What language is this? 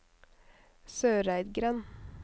Norwegian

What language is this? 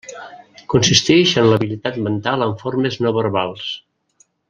Catalan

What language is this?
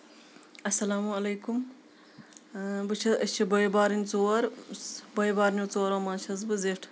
Kashmiri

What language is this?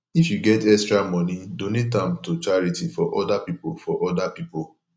Nigerian Pidgin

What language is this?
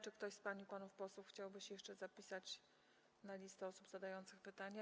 Polish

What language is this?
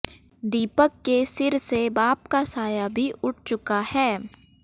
Hindi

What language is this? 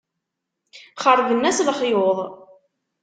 Kabyle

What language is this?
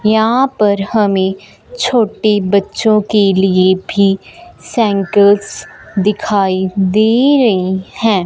Hindi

